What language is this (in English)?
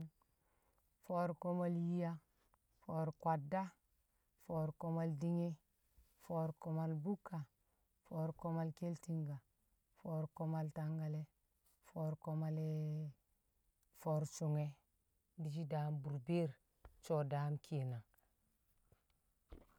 Kamo